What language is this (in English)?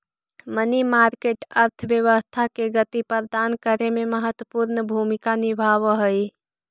Magahi